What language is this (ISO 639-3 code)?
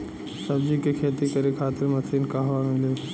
bho